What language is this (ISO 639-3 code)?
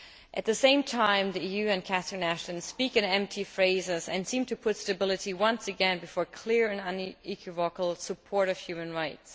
eng